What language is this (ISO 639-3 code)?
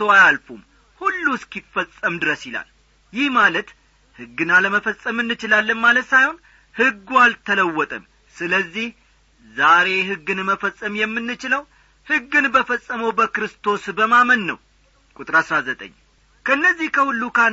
amh